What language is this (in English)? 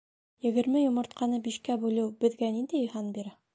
Bashkir